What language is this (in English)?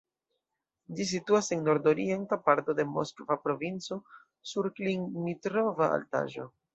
Esperanto